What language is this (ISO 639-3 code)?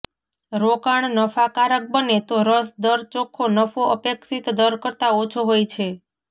guj